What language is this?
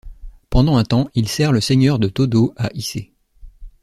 French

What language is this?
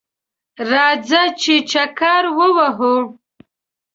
Pashto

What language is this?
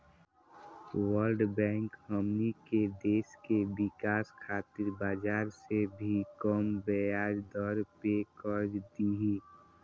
Bhojpuri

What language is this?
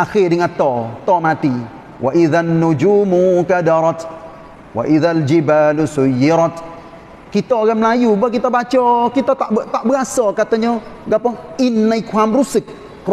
Malay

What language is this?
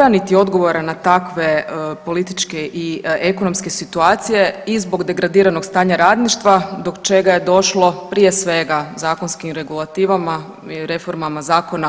Croatian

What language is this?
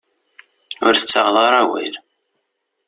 Kabyle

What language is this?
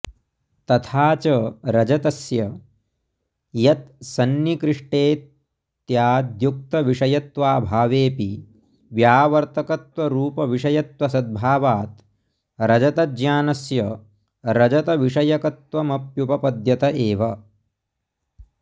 Sanskrit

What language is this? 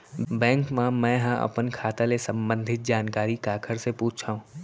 Chhattisgarhi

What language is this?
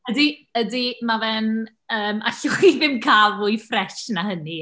Welsh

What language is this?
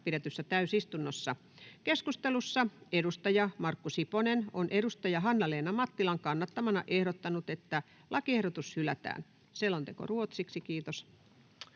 Finnish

